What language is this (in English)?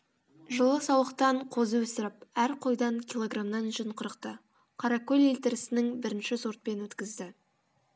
Kazakh